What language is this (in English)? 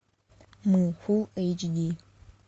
Russian